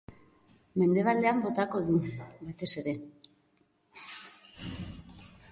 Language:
Basque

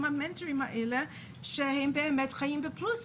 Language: Hebrew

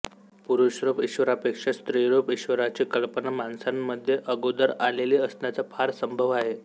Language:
Marathi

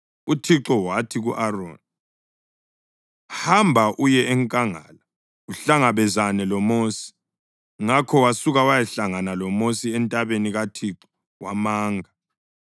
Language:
North Ndebele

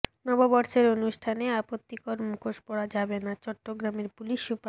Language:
Bangla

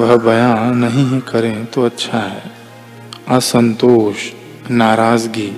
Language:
Hindi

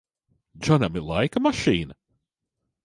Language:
Latvian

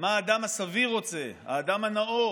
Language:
Hebrew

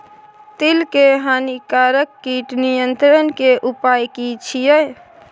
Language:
Maithili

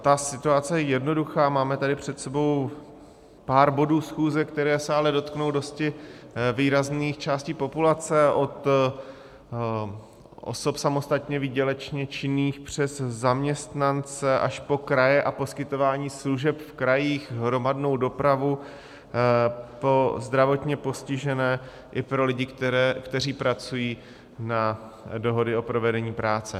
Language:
Czech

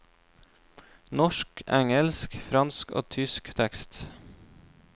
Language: Norwegian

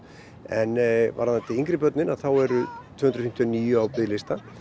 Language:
Icelandic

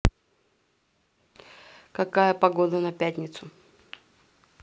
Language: Russian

